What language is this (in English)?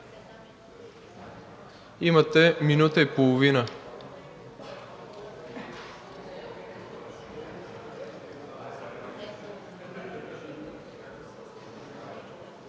Bulgarian